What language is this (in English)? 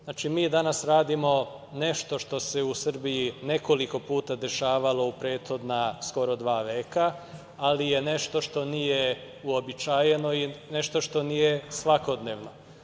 Serbian